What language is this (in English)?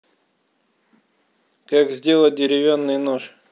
Russian